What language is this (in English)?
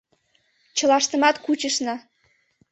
Mari